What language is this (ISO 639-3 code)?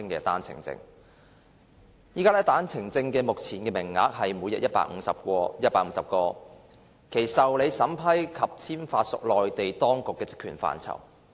yue